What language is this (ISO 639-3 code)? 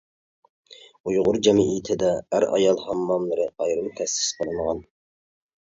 uig